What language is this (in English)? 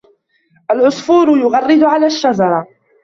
Arabic